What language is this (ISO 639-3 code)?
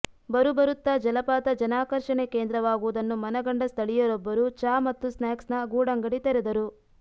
kan